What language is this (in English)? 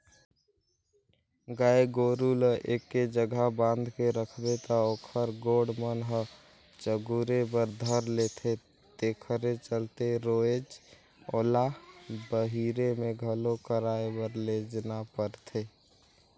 Chhattisgarhi